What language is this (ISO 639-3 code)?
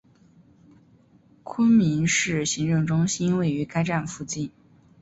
zho